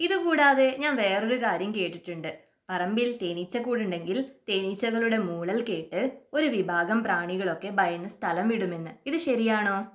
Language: Malayalam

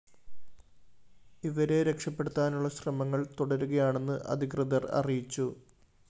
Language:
Malayalam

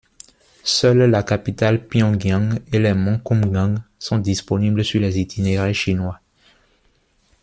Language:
French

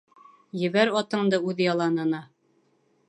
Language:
Bashkir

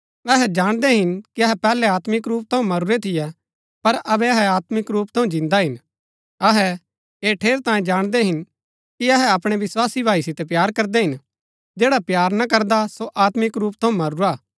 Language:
Gaddi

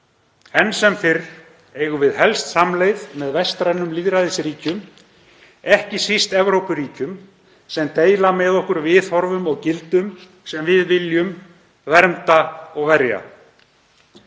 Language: Icelandic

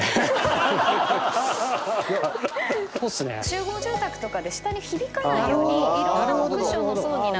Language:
Japanese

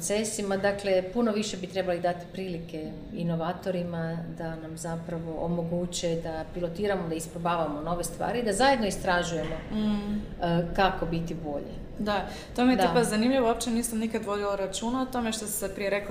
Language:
Croatian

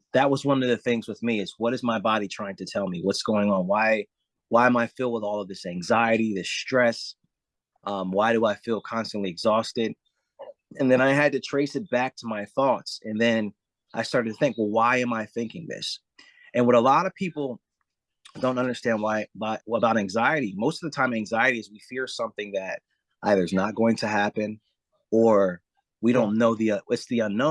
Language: English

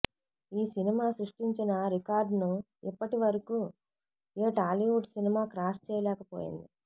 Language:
Telugu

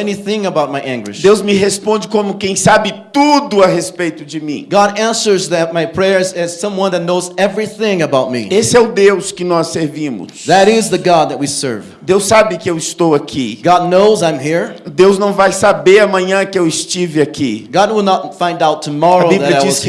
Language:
Portuguese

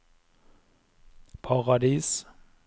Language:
Norwegian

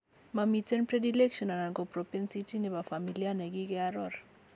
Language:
Kalenjin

